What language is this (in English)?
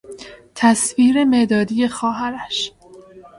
Persian